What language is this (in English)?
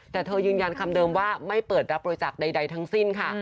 Thai